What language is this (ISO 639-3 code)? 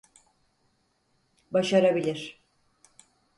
tur